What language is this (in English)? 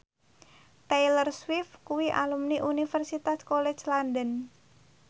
Javanese